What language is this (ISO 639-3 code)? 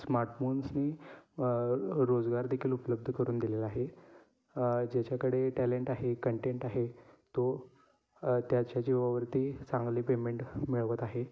mar